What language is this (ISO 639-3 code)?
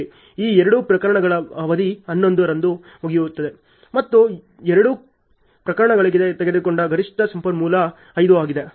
kan